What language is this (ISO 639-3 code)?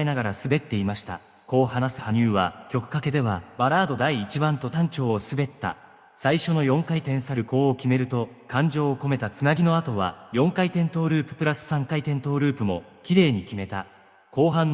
jpn